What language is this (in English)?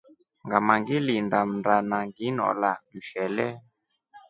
Rombo